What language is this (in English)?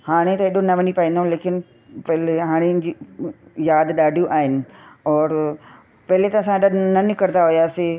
Sindhi